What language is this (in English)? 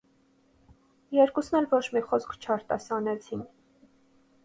Armenian